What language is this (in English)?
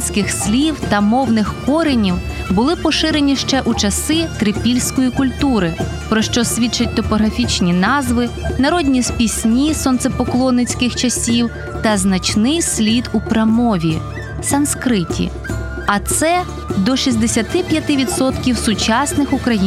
Ukrainian